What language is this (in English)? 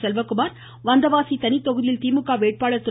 Tamil